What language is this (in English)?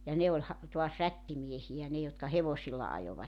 Finnish